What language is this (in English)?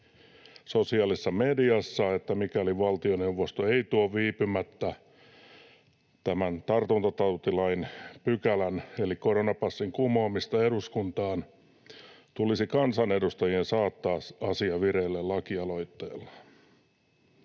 Finnish